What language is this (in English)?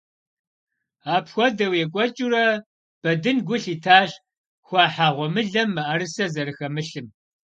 Kabardian